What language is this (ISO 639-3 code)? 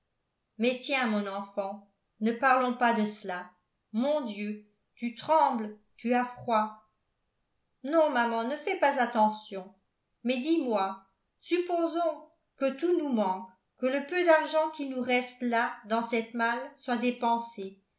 fra